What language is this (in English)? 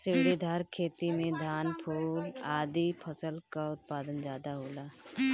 Bhojpuri